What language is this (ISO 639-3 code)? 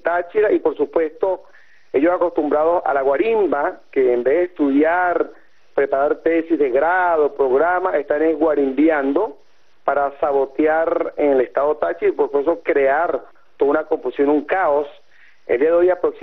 spa